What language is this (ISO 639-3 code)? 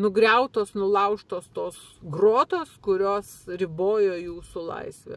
lit